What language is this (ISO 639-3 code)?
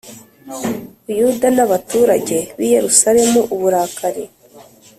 kin